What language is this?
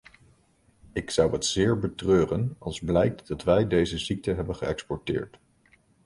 Dutch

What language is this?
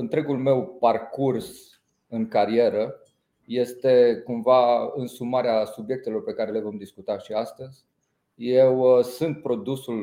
Romanian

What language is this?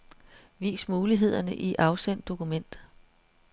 Danish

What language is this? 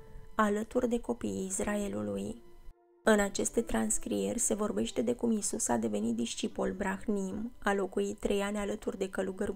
Romanian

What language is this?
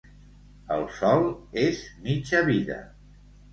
Catalan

